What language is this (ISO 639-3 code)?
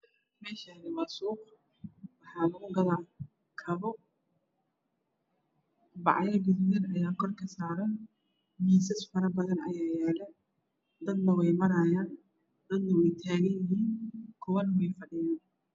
som